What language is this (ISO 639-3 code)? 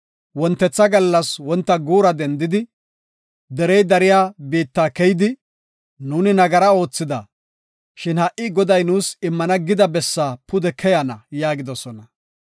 gof